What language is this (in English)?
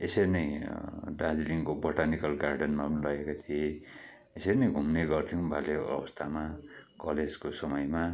Nepali